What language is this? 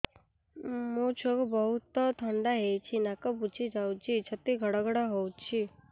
Odia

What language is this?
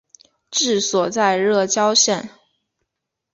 Chinese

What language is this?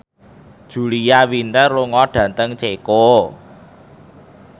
Javanese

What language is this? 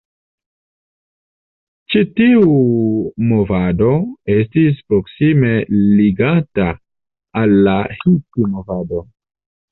Esperanto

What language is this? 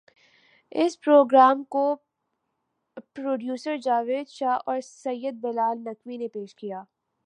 Urdu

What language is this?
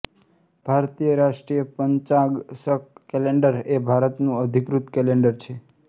Gujarati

